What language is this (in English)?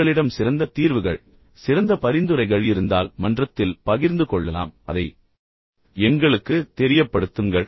Tamil